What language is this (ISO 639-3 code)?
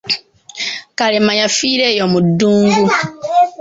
lug